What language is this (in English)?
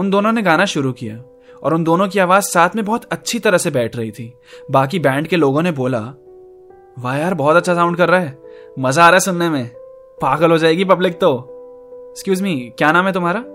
Hindi